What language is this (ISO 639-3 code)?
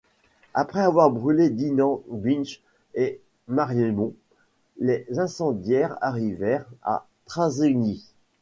fra